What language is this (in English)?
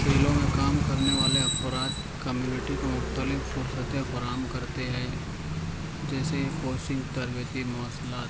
Urdu